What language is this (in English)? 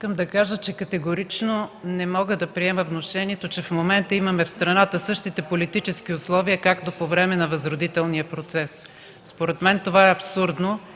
Bulgarian